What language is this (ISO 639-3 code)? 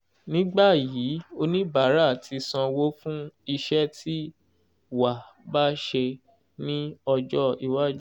yor